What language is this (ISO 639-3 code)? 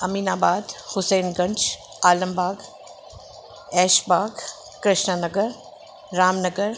snd